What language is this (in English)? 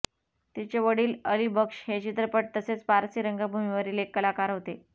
Marathi